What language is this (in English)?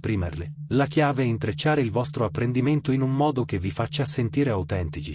Italian